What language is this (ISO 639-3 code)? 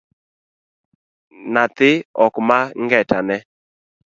luo